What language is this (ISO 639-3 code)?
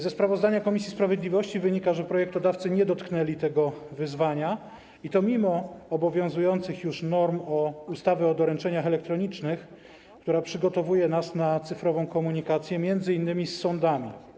pol